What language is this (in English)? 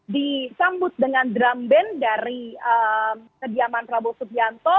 Indonesian